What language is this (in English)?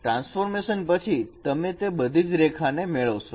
Gujarati